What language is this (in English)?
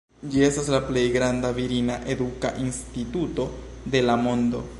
Esperanto